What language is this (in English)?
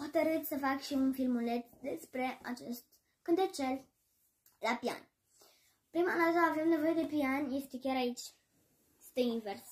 Romanian